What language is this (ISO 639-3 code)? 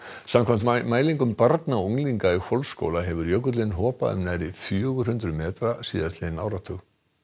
isl